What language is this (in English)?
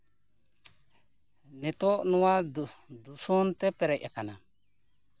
Santali